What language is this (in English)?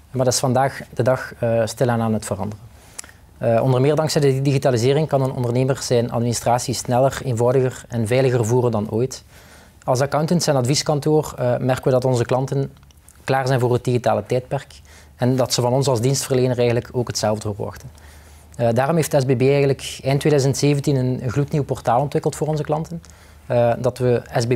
Dutch